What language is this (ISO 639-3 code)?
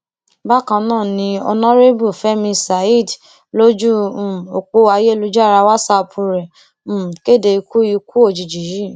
yor